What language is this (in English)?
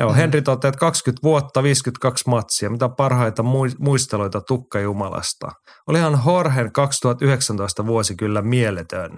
Finnish